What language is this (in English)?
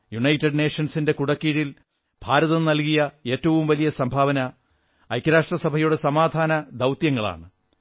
Malayalam